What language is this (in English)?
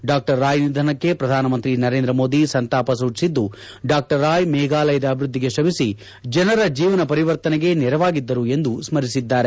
Kannada